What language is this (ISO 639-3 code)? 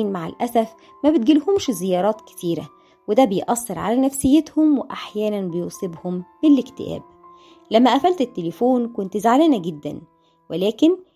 ara